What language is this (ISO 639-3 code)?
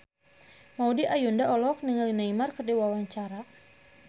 sun